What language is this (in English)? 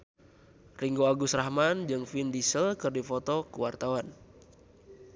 Sundanese